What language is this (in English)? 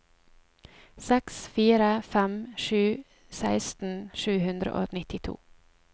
Norwegian